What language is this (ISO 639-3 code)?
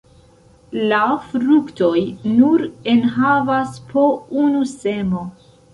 epo